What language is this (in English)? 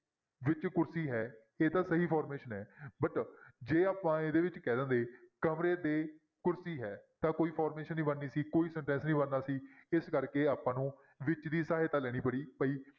Punjabi